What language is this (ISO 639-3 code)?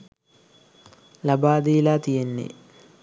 sin